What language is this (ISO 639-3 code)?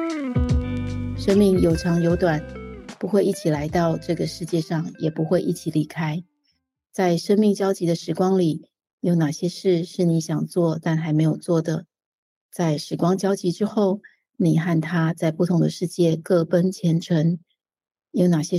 zho